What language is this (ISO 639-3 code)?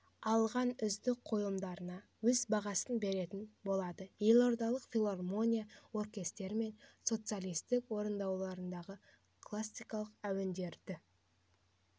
kaz